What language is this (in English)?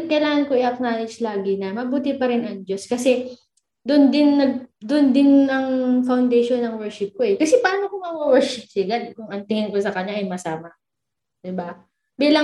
Filipino